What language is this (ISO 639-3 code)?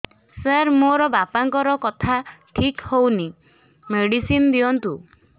ori